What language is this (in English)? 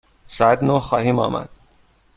Persian